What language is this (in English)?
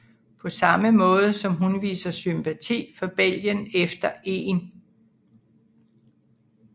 Danish